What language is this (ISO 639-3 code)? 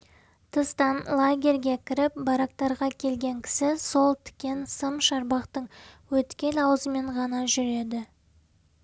kaz